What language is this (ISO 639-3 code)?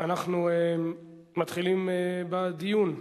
heb